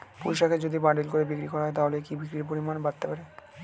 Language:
Bangla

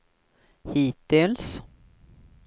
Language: Swedish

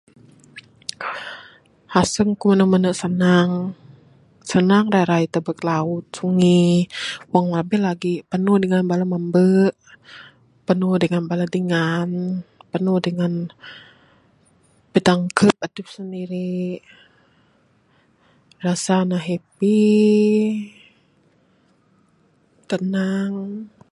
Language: Bukar-Sadung Bidayuh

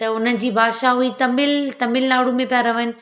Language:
Sindhi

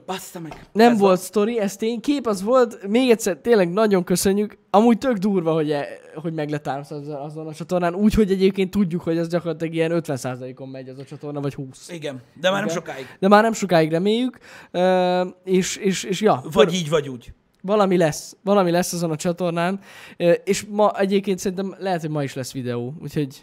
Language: Hungarian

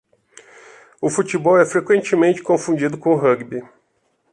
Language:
Portuguese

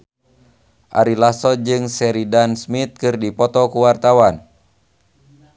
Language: Sundanese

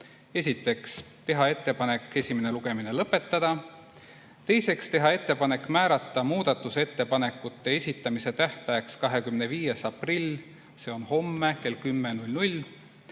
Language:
Estonian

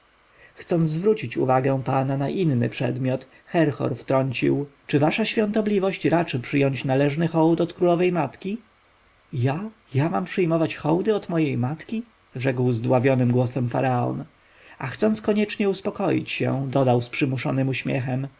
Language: Polish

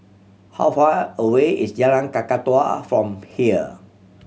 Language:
English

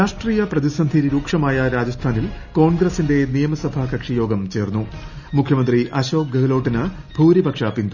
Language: Malayalam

